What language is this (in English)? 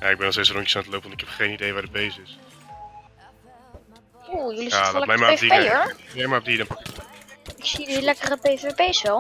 Dutch